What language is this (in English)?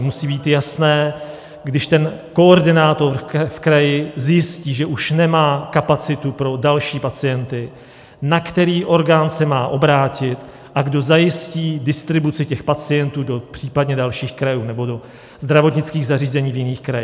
Czech